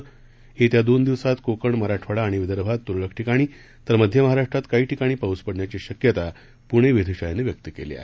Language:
Marathi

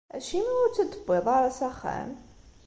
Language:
Kabyle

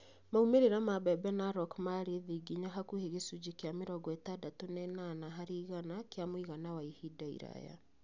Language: Kikuyu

